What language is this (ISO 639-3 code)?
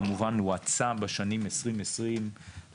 heb